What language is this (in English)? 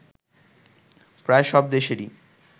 Bangla